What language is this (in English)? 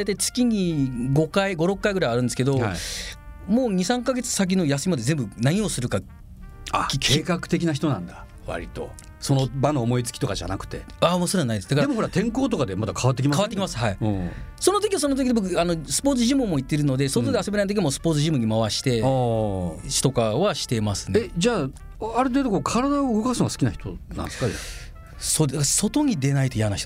Japanese